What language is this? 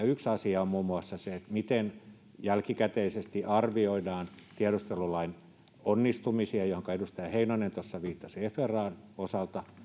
Finnish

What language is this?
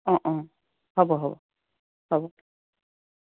Assamese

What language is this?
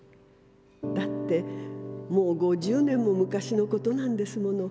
Japanese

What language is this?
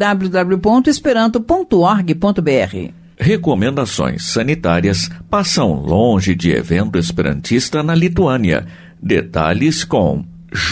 Portuguese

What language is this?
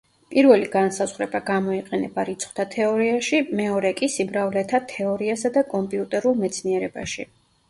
Georgian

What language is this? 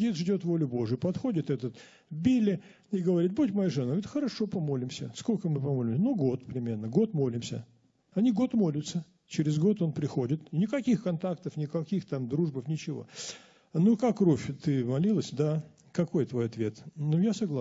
Russian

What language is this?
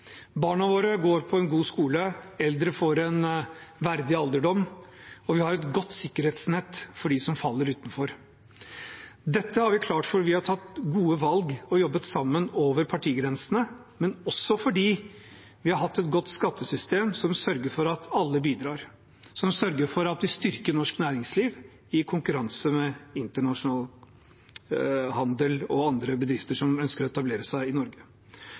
Norwegian Bokmål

